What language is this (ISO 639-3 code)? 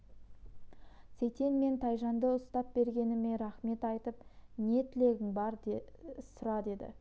kaz